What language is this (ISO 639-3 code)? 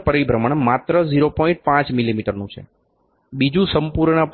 guj